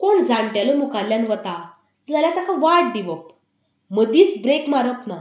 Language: Konkani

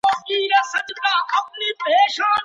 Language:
Pashto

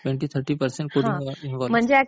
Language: Marathi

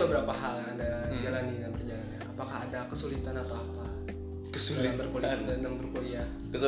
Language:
Indonesian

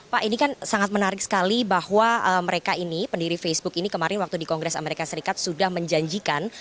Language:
Indonesian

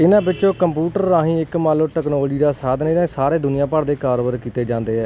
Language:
Punjabi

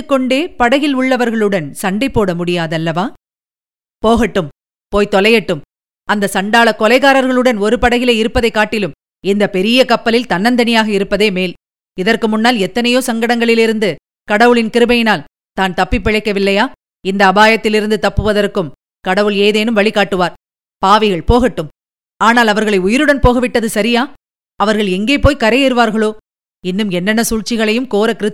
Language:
Tamil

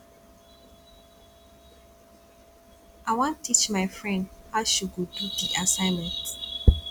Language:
Nigerian Pidgin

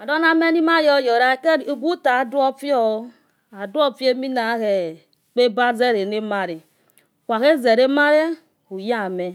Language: Yekhee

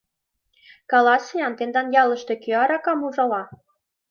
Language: Mari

